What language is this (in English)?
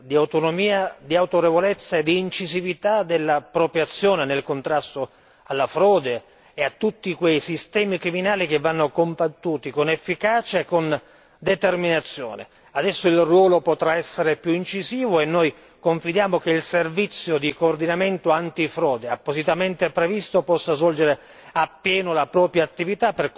Italian